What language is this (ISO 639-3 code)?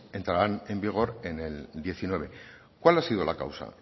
spa